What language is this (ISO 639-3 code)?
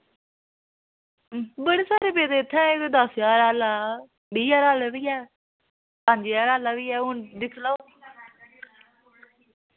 doi